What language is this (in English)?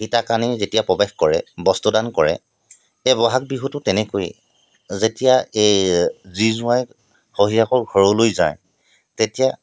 Assamese